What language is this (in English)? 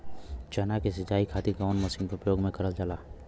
Bhojpuri